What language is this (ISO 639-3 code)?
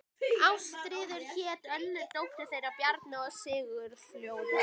isl